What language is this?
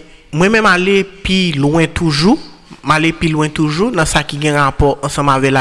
French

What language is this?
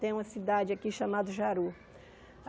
Portuguese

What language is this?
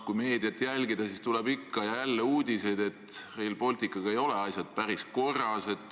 Estonian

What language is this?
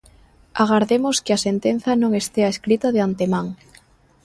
Galician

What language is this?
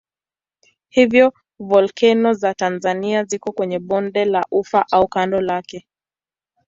Swahili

